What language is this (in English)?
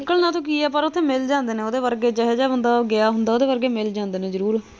Punjabi